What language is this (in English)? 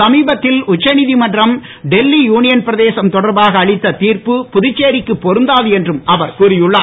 Tamil